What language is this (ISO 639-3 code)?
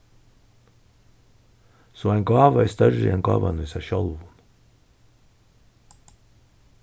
fao